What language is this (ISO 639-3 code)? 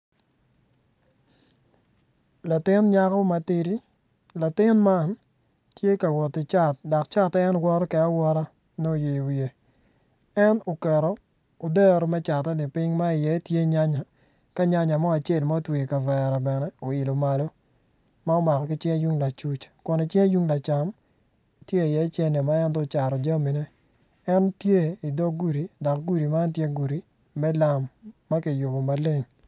ach